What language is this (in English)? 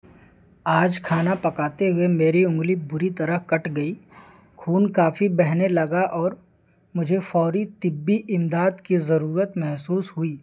Urdu